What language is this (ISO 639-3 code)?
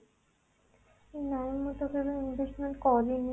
ori